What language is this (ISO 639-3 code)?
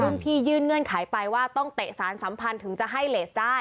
tha